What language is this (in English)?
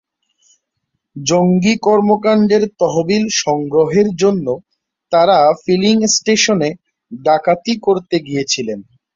Bangla